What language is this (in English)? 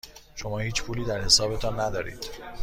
Persian